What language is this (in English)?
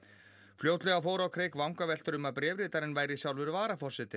Icelandic